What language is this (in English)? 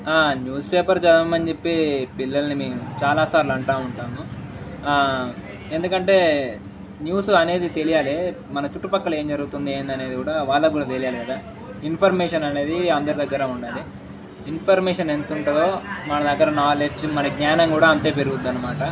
Telugu